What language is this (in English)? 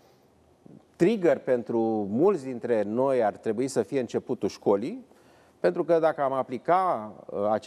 Romanian